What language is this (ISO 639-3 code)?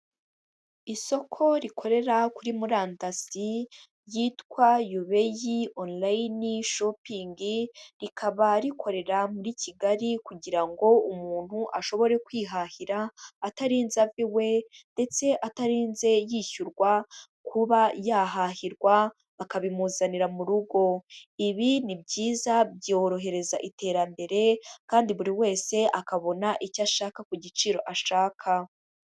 kin